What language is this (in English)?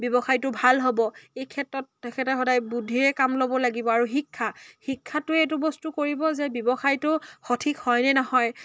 Assamese